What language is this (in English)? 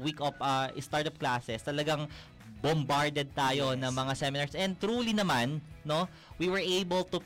Filipino